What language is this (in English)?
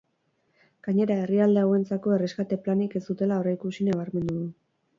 Basque